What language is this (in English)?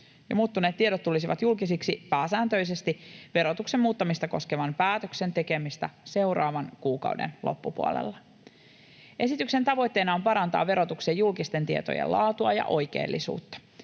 Finnish